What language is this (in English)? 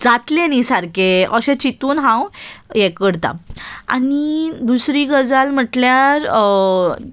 Konkani